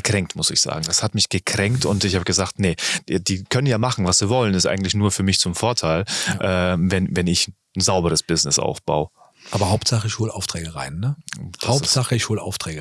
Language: German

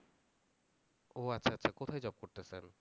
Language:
Bangla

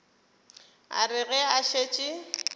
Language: Northern Sotho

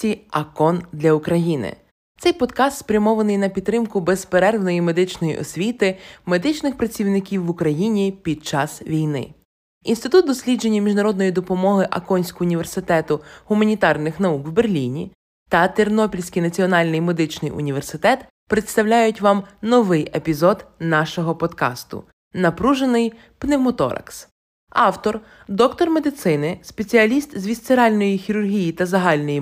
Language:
Ukrainian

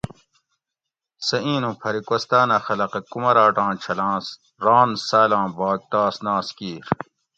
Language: Gawri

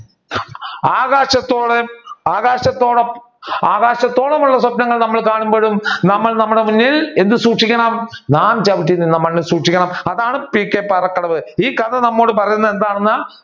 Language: Malayalam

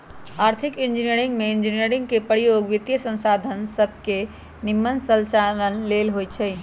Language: Magahi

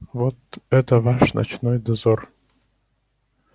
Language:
Russian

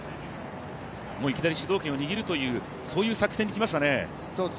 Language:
Japanese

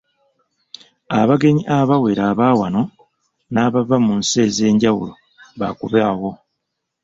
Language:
Ganda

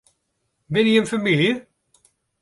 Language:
Western Frisian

